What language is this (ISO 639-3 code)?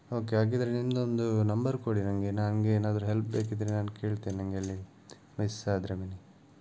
kan